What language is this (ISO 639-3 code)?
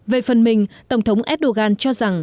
vie